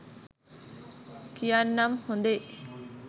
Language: Sinhala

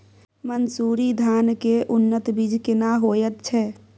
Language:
Maithili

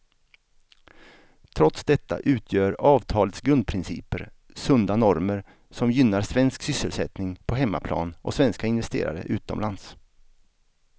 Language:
Swedish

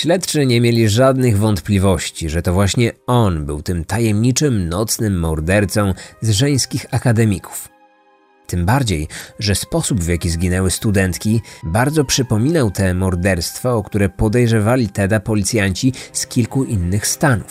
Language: Polish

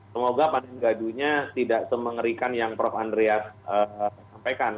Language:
Indonesian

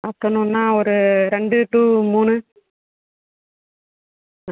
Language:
Tamil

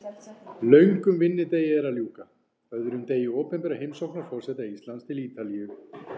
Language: Icelandic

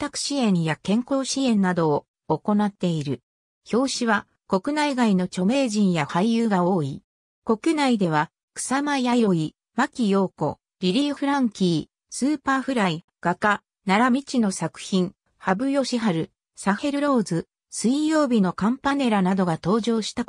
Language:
Japanese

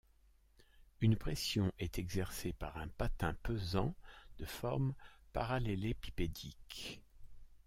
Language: French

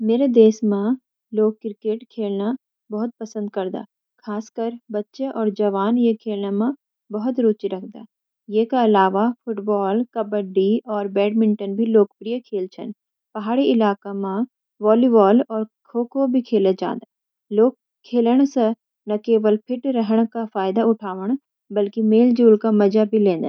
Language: Garhwali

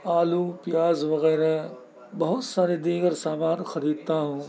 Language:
Urdu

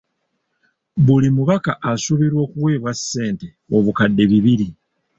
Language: Ganda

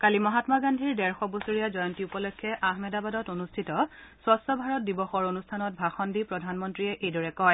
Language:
Assamese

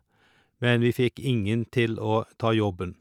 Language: Norwegian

